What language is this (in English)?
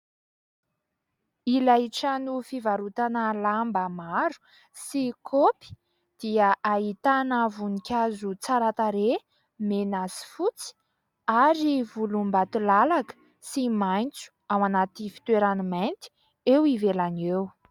Malagasy